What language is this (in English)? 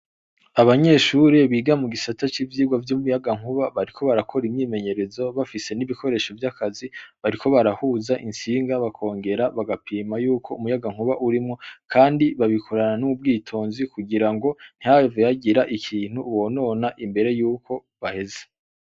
Rundi